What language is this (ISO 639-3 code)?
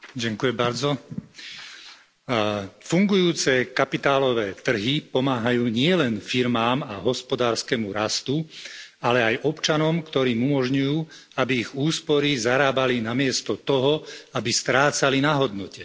slk